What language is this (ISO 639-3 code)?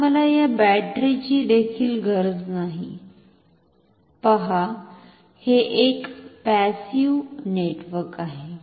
mar